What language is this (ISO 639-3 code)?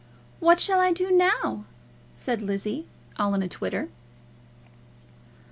eng